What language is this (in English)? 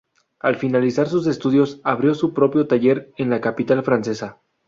Spanish